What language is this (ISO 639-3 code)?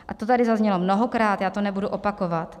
ces